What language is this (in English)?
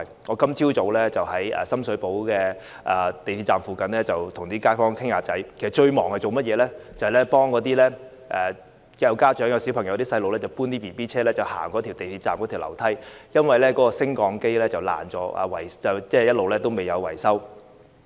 Cantonese